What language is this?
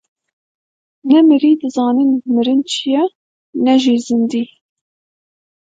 Kurdish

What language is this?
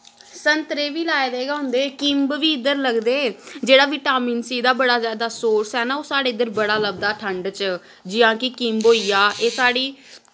Dogri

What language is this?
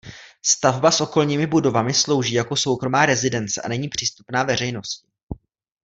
Czech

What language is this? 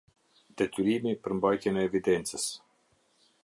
Albanian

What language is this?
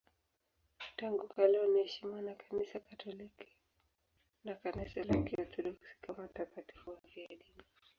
Swahili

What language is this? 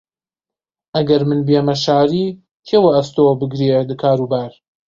Central Kurdish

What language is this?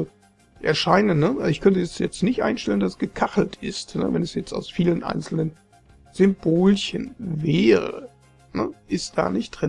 German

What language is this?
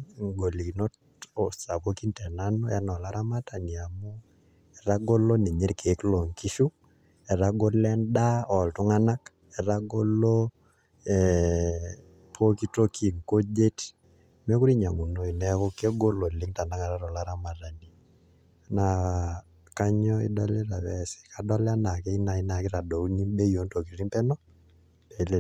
Masai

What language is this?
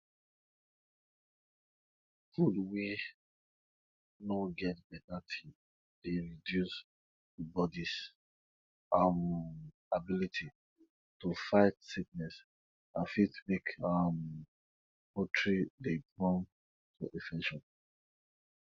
Nigerian Pidgin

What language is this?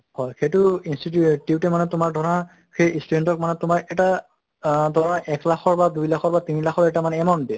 Assamese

